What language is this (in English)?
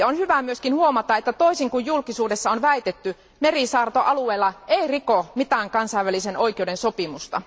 Finnish